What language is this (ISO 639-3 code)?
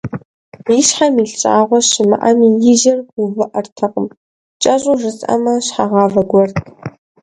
kbd